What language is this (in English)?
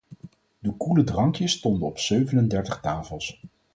Dutch